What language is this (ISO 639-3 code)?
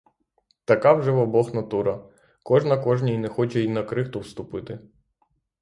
ukr